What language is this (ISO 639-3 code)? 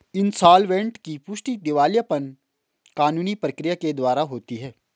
hin